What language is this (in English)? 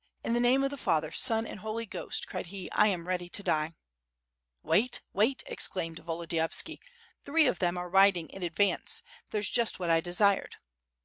English